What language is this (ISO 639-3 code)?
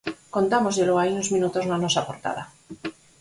glg